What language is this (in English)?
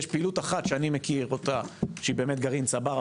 Hebrew